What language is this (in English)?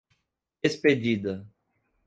Portuguese